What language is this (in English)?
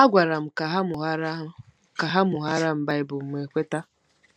Igbo